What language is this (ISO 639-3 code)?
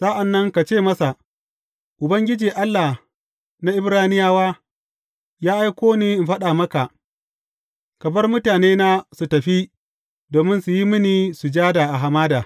hau